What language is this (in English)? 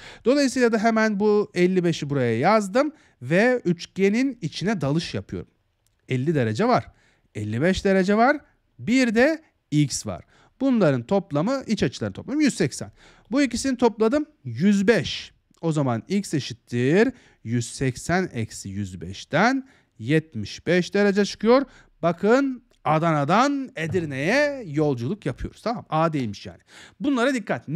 Turkish